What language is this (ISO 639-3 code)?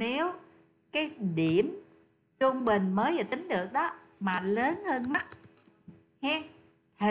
vie